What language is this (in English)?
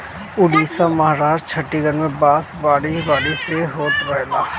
Bhojpuri